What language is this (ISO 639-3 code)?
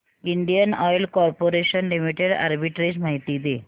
mar